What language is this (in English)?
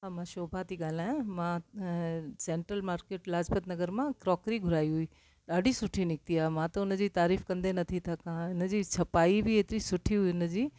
Sindhi